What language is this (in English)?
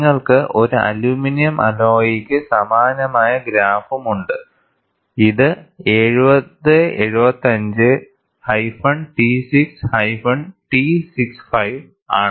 Malayalam